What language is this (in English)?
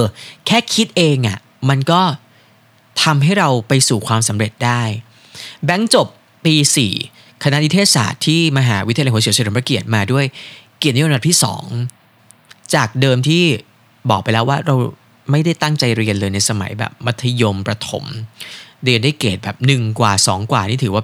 Thai